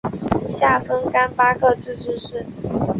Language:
Chinese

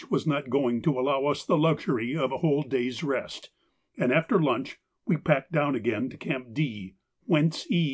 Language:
English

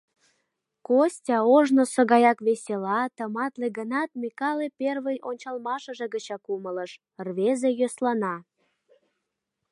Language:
Mari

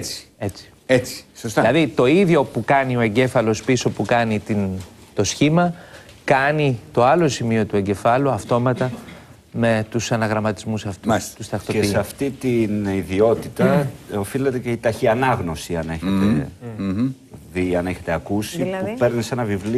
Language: Greek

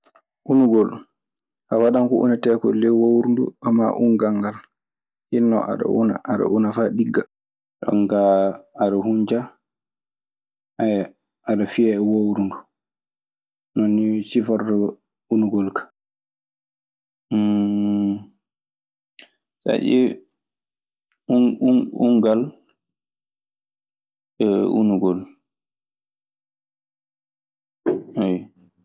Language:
Maasina Fulfulde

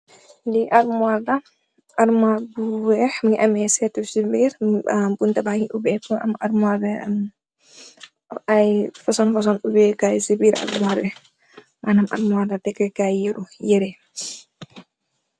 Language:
Wolof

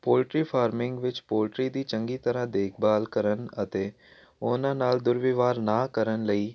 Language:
Punjabi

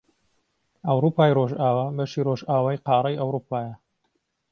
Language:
Central Kurdish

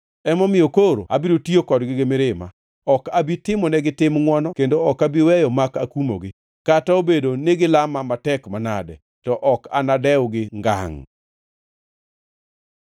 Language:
Luo (Kenya and Tanzania)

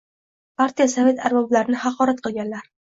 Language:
Uzbek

